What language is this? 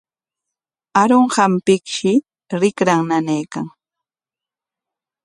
Corongo Ancash Quechua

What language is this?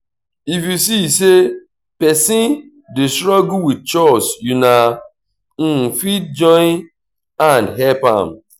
Nigerian Pidgin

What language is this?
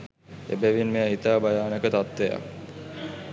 Sinhala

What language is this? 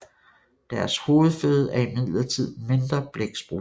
Danish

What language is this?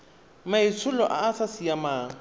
Tswana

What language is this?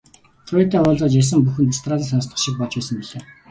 Mongolian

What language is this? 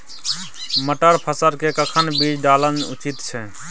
Maithili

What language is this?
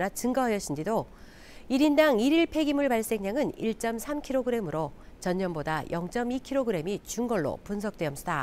Korean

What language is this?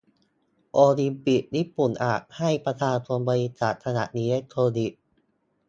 Thai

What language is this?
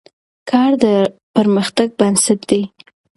Pashto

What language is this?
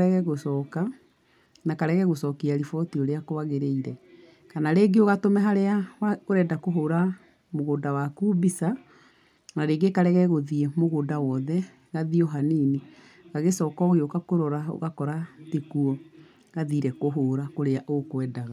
Kikuyu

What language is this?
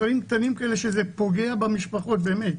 Hebrew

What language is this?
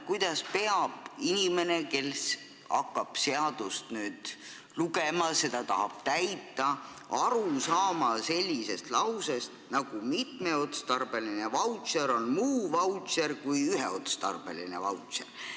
Estonian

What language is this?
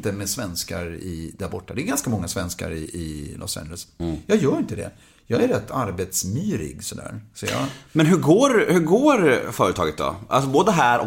Swedish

